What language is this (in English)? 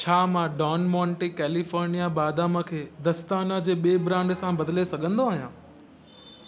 Sindhi